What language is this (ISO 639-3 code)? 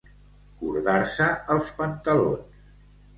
cat